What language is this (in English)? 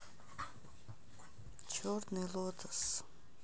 Russian